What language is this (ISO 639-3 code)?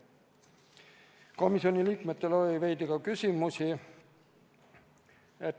est